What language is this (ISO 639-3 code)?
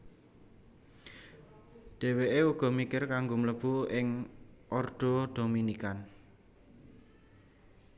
jav